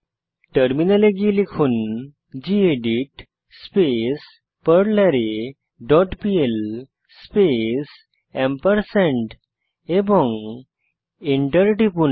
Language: Bangla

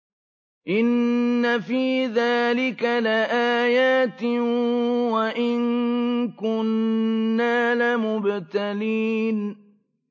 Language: Arabic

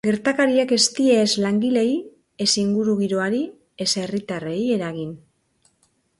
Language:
Basque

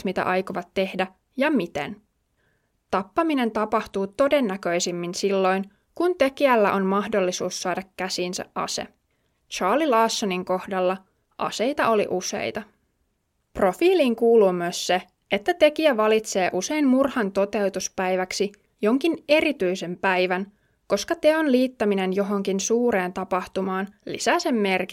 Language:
Finnish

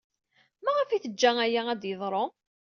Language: Kabyle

